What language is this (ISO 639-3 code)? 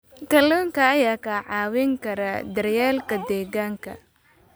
som